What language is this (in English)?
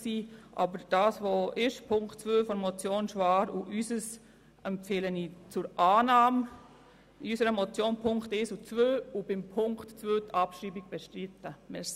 Swiss German